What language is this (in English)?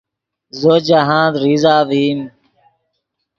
Yidgha